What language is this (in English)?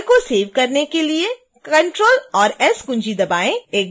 Hindi